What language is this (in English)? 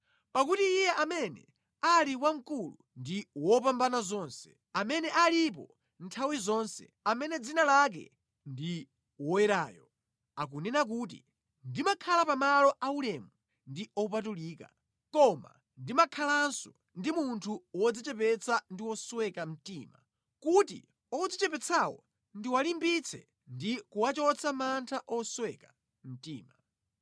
Nyanja